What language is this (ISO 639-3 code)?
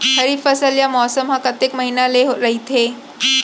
hne